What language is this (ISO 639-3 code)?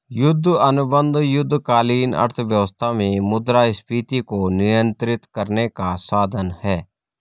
hin